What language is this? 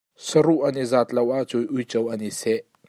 Hakha Chin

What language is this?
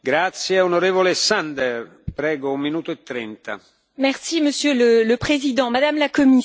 French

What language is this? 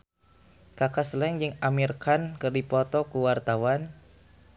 Sundanese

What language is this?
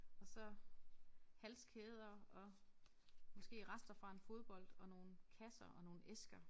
Danish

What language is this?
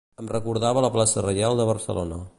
Catalan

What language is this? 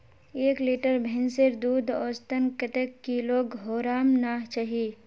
Magahi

